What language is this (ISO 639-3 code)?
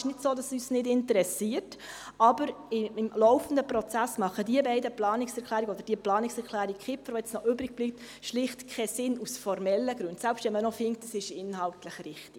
gsw